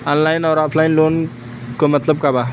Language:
Bhojpuri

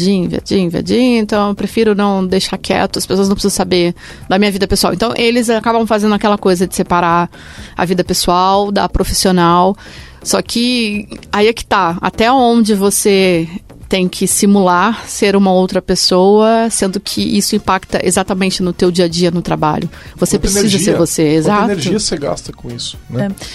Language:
Portuguese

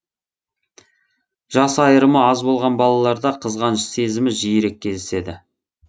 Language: Kazakh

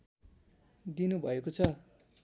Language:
Nepali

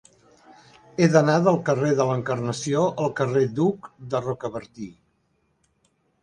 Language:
Catalan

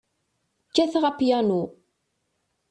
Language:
Kabyle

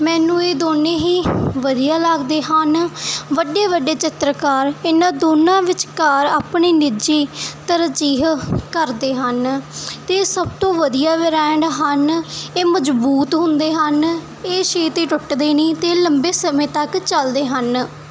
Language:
Punjabi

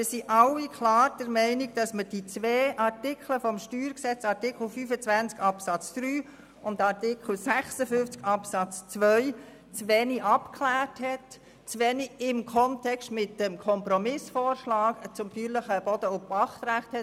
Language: Swiss German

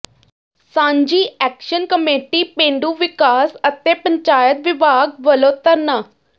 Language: Punjabi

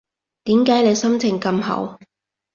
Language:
Cantonese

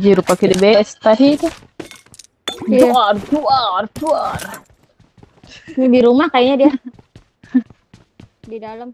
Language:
Indonesian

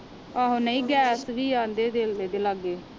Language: Punjabi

